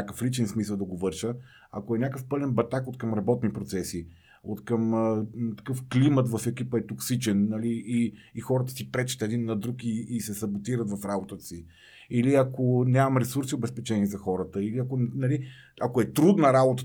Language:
Bulgarian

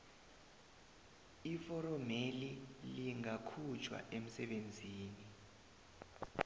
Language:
South Ndebele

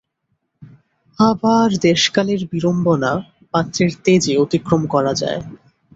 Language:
Bangla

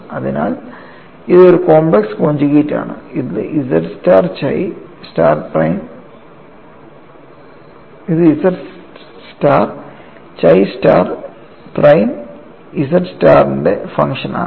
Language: Malayalam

